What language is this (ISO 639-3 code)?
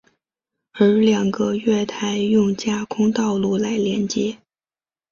zho